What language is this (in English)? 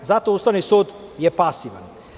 Serbian